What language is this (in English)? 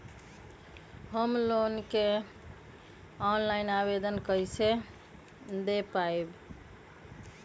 Magahi